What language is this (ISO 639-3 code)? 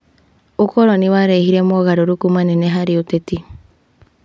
kik